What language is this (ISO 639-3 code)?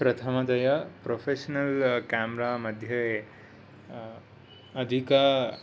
san